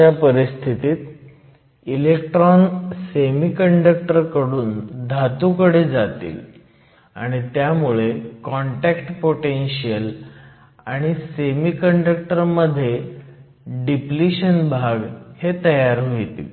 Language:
Marathi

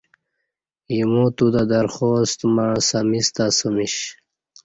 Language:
Kati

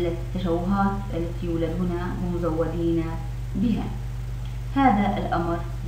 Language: Arabic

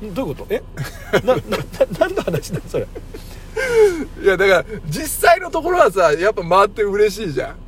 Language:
Japanese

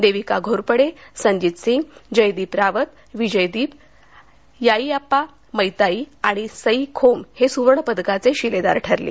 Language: Marathi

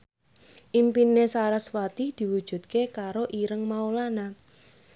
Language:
Javanese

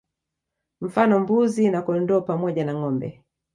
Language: Swahili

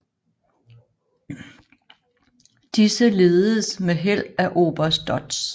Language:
Danish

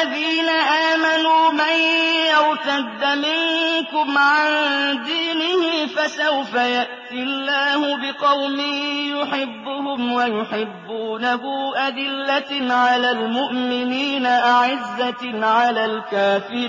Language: Arabic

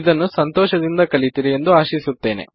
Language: Kannada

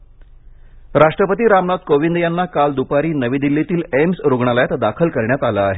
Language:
Marathi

